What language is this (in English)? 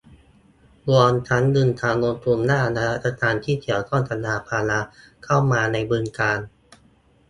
Thai